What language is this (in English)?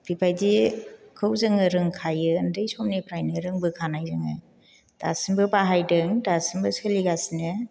Bodo